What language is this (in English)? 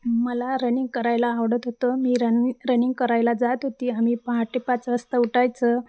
Marathi